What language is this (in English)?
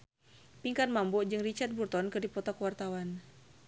Sundanese